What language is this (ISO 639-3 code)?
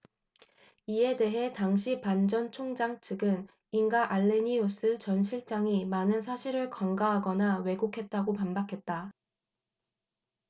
kor